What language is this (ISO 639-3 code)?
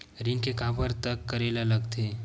hne